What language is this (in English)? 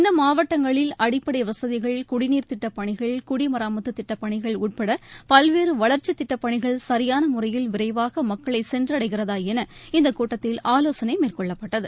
Tamil